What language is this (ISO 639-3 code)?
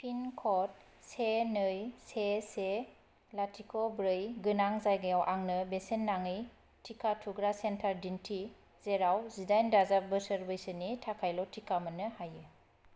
brx